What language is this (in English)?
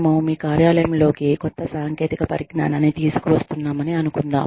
Telugu